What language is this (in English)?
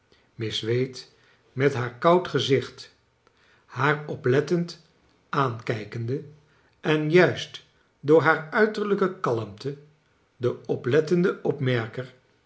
Dutch